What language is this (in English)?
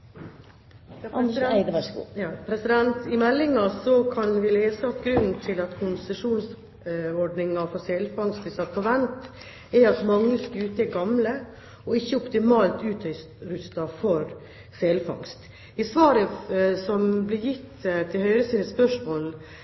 Norwegian